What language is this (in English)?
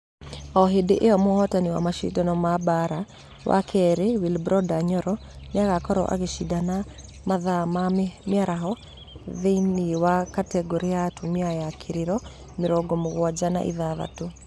Kikuyu